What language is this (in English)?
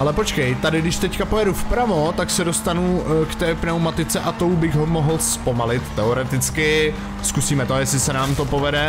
Czech